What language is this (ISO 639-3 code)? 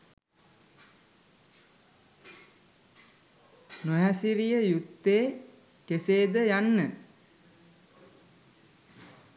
sin